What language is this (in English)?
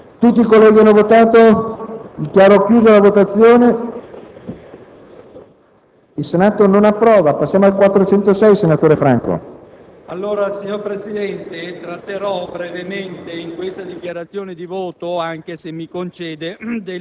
Italian